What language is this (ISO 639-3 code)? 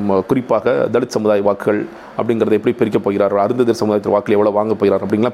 tam